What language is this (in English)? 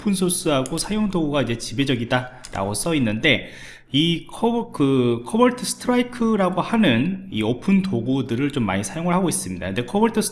Korean